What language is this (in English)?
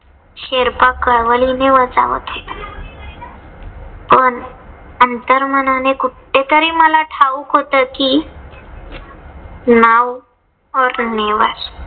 Marathi